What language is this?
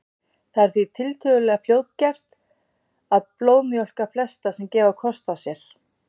Icelandic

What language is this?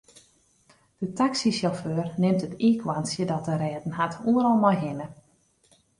Western Frisian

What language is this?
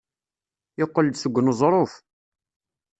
Kabyle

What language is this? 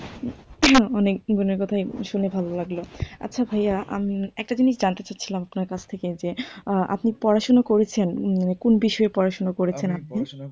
Bangla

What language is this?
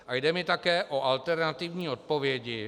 Czech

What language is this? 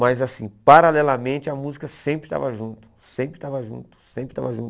Portuguese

